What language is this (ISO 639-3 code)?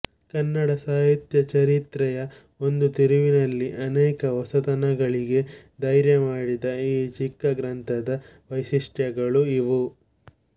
kan